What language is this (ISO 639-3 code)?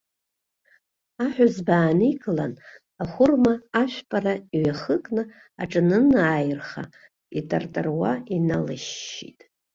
abk